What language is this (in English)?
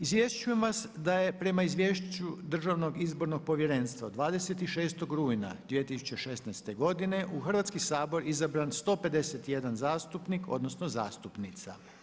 Croatian